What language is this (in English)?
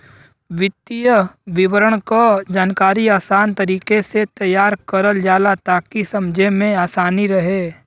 Bhojpuri